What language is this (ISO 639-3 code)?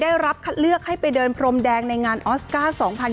tha